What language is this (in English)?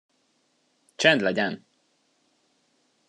Hungarian